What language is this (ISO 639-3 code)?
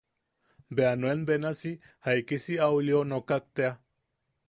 yaq